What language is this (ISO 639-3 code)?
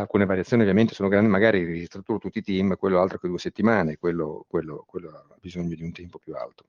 ita